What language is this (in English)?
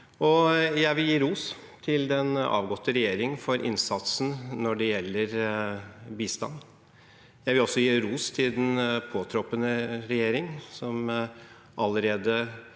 Norwegian